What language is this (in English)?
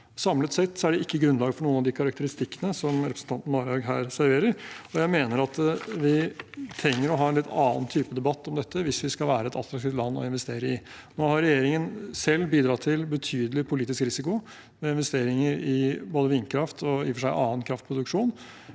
Norwegian